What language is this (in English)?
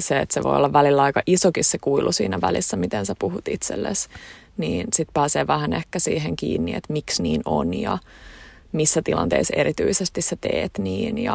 Finnish